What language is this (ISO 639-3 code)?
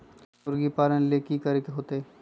mag